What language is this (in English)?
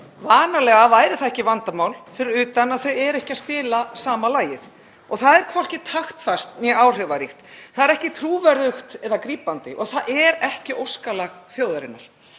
Icelandic